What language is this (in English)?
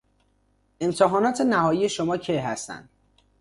Persian